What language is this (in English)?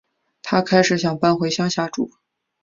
Chinese